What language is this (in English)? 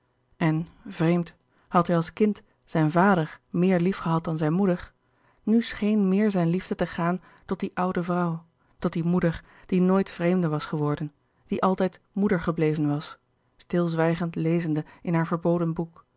Dutch